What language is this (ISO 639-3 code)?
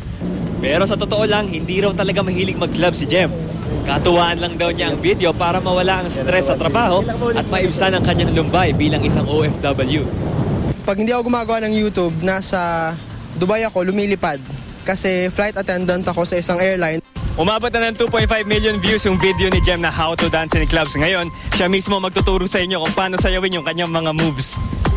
fil